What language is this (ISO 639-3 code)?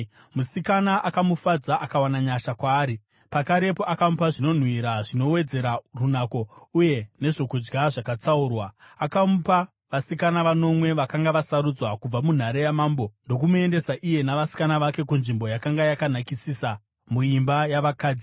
sna